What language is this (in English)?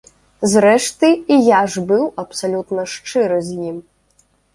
Belarusian